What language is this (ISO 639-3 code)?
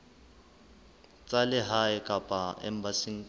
sot